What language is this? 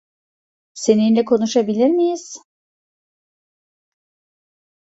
Turkish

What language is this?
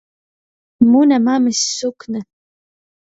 Latgalian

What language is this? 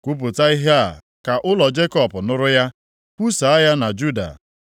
Igbo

